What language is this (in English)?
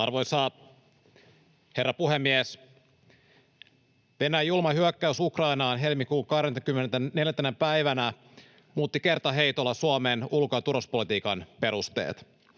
Finnish